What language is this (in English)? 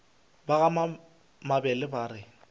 Northern Sotho